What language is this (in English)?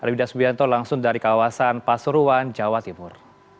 Indonesian